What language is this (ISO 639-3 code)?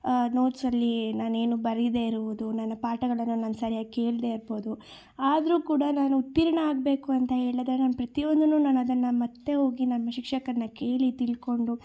kan